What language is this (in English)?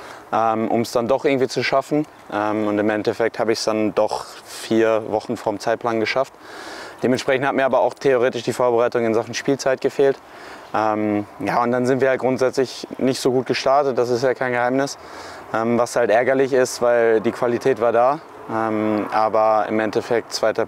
German